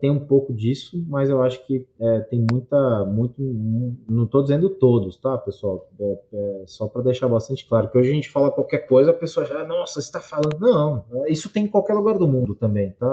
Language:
Portuguese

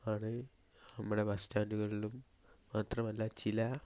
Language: Malayalam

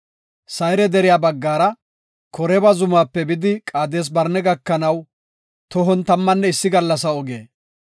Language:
Gofa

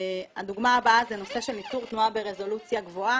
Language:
Hebrew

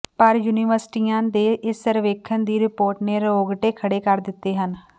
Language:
Punjabi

